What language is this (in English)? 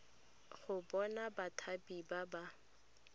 Tswana